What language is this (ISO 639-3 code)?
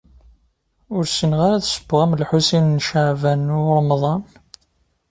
kab